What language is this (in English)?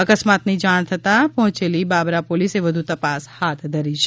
Gujarati